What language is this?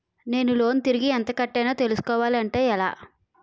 Telugu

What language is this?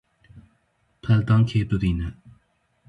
Kurdish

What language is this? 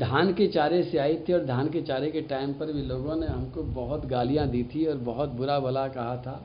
Hindi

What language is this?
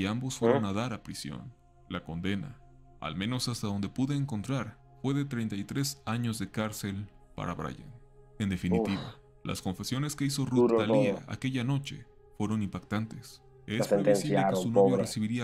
Spanish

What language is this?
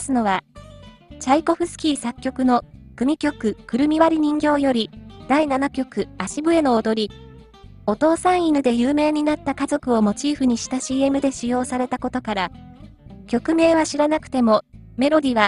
Japanese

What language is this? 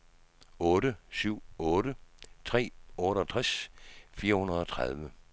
Danish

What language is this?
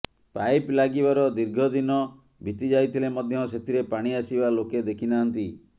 Odia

